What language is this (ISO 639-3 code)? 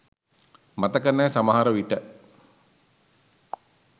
sin